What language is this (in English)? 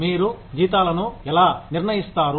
Telugu